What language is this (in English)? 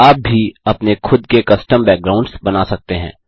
Hindi